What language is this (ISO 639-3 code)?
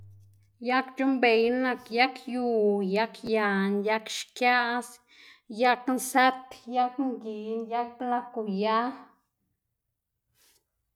ztg